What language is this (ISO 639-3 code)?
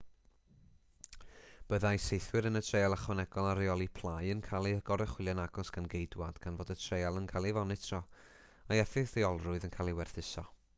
cym